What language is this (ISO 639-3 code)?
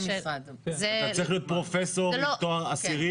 heb